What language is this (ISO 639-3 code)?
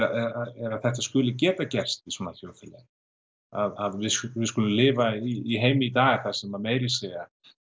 isl